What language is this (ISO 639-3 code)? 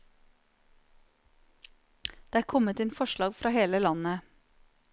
nor